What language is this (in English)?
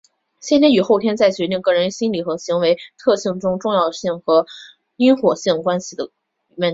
Chinese